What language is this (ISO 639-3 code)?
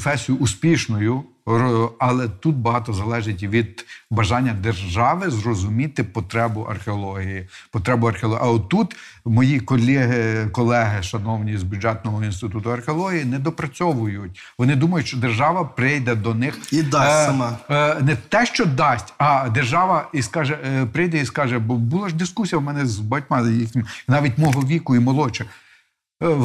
ukr